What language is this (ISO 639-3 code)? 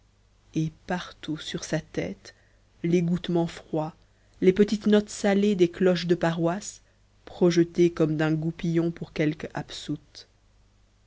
fra